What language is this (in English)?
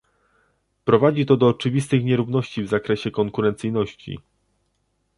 Polish